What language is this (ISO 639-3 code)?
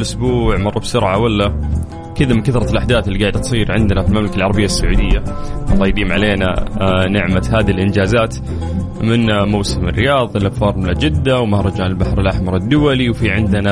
ara